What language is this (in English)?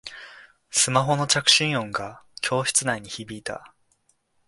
Japanese